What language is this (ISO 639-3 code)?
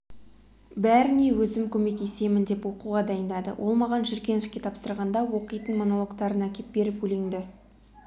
kaz